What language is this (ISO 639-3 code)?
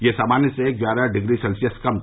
hin